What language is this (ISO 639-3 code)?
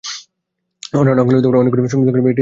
ben